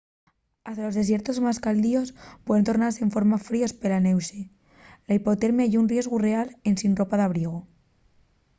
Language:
Asturian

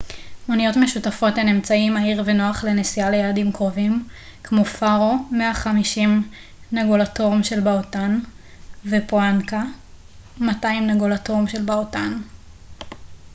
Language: Hebrew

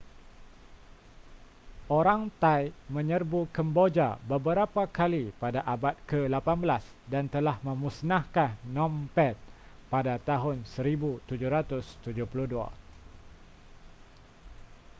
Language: Malay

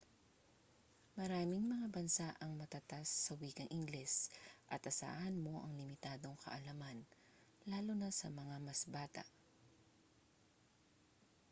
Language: Filipino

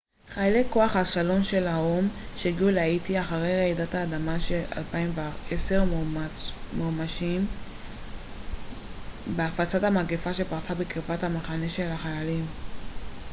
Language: Hebrew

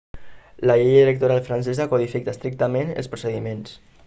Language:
Catalan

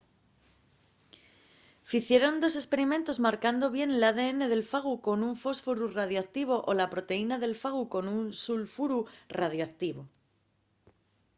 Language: Asturian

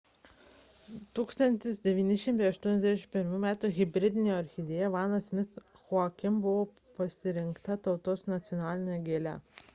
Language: Lithuanian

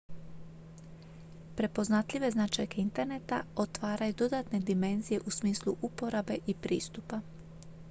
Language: Croatian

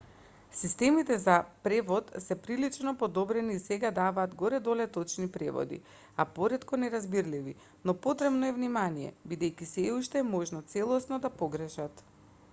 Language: Macedonian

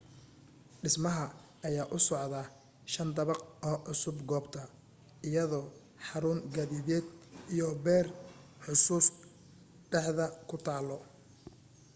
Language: Somali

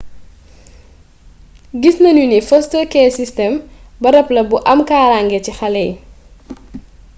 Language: Wolof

